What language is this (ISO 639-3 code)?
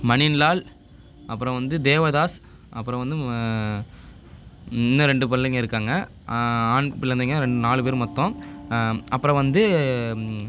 tam